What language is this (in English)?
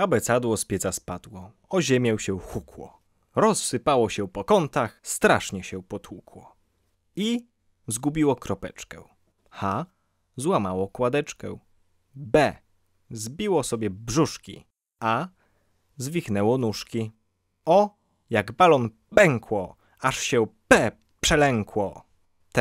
Polish